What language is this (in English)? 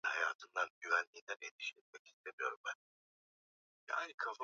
Swahili